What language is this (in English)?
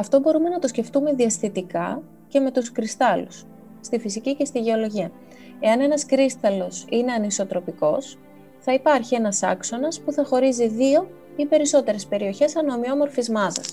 Greek